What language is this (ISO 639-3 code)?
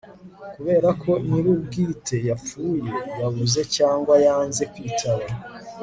kin